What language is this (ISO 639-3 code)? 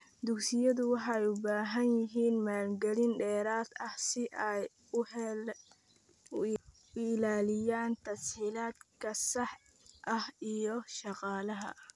som